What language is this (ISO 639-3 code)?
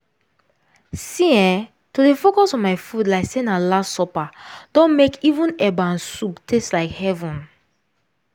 pcm